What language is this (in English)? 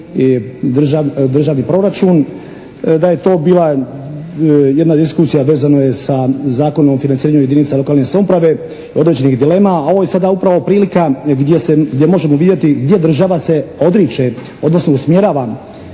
Croatian